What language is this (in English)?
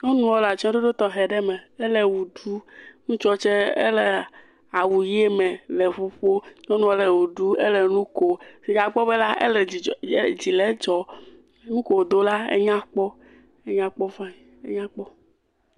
Ewe